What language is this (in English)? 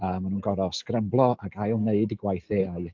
Welsh